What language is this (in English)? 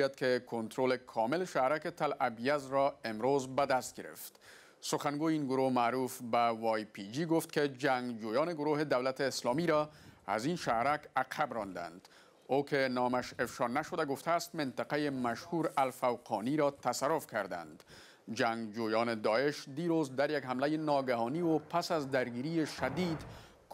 Persian